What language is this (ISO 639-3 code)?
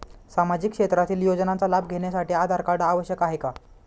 mar